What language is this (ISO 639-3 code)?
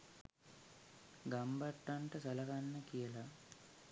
sin